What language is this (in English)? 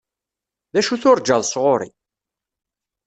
Kabyle